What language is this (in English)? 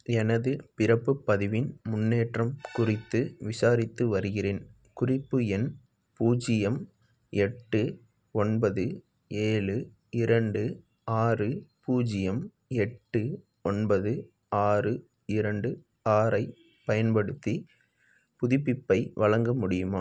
Tamil